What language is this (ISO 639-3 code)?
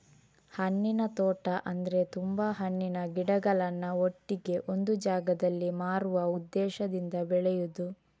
kan